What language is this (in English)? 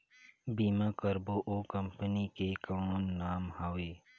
Chhattisgarhi